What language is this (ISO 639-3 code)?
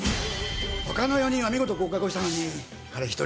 jpn